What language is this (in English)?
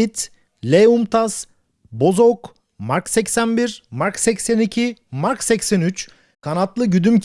Turkish